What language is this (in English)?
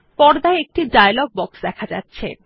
Bangla